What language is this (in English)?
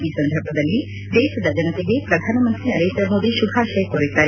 Kannada